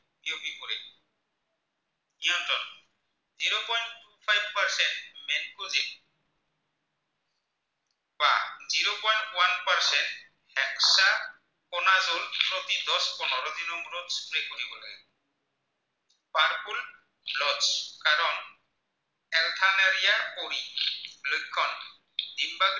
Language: Assamese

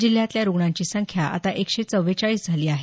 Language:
Marathi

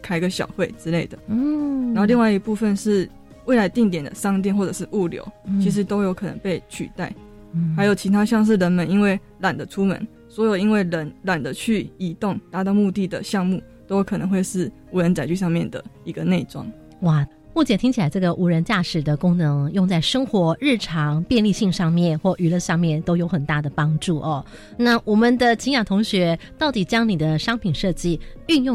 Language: Chinese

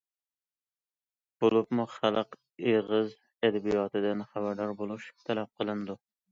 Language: Uyghur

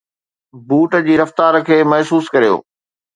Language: Sindhi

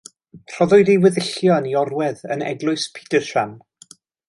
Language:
Welsh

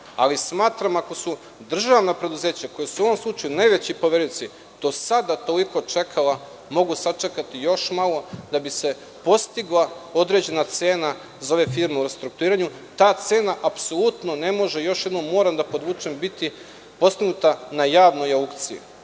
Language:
Serbian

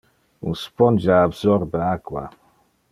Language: Interlingua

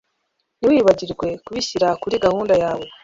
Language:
Kinyarwanda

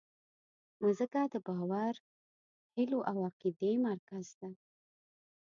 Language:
Pashto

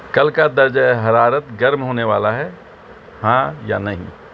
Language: Urdu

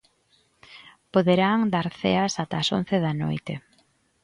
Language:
Galician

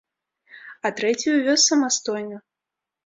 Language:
Belarusian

